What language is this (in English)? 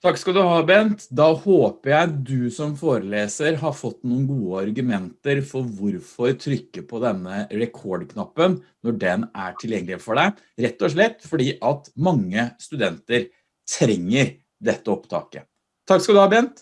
Norwegian